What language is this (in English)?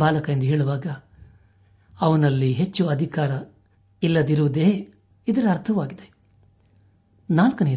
Kannada